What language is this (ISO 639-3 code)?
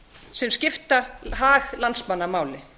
isl